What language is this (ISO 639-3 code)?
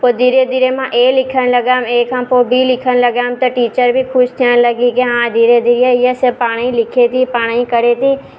snd